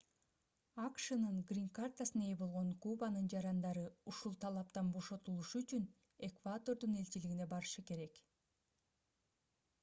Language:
Kyrgyz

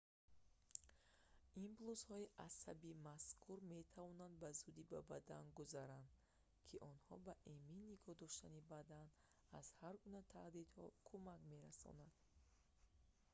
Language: Tajik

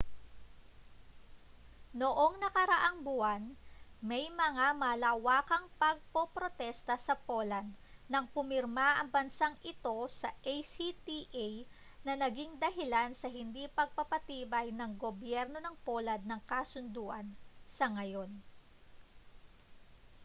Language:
Filipino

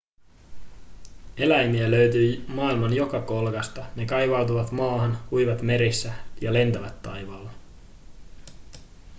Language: Finnish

